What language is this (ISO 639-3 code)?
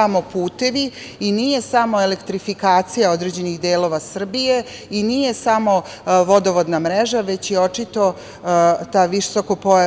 srp